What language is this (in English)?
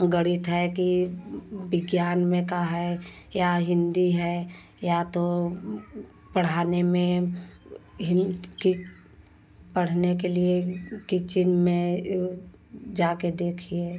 Hindi